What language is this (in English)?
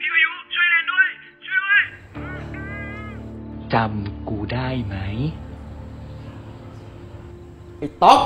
Thai